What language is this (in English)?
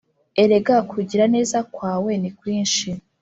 Kinyarwanda